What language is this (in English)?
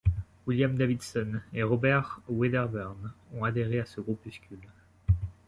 French